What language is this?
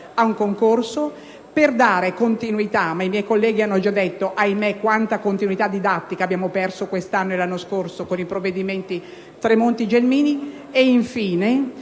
Italian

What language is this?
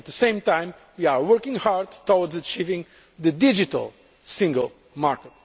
English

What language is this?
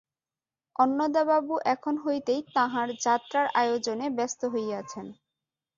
Bangla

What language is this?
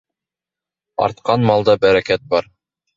Bashkir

